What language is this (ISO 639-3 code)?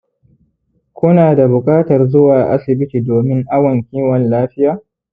hau